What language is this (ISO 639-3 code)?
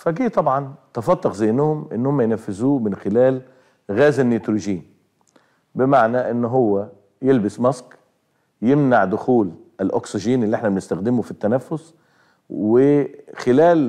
ara